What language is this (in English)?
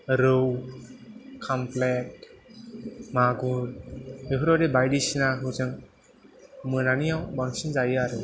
Bodo